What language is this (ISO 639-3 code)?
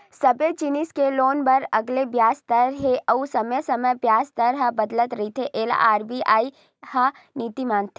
hne